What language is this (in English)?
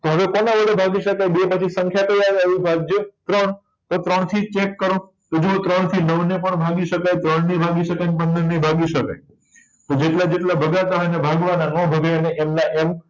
Gujarati